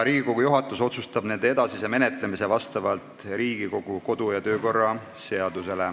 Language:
Estonian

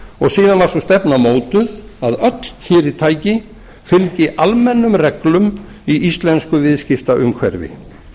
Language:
Icelandic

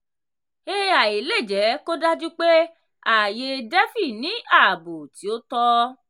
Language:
Yoruba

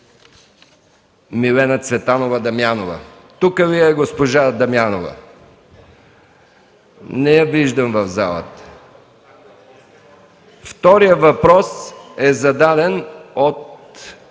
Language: Bulgarian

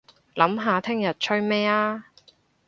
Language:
Cantonese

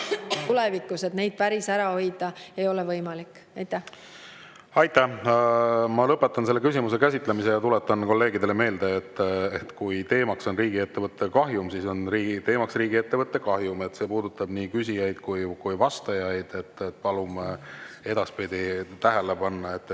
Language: Estonian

